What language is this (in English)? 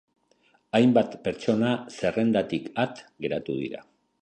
Basque